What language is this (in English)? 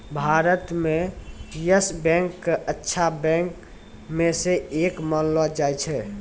Maithili